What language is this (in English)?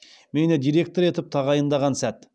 Kazakh